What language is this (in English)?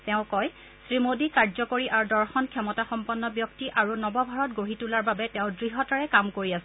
Assamese